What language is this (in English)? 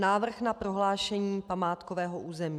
Czech